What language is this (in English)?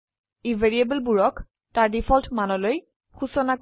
Assamese